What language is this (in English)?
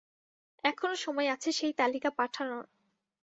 Bangla